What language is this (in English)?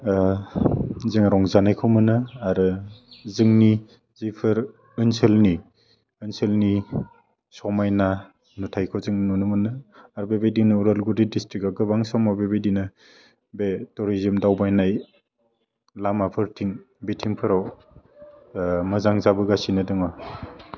Bodo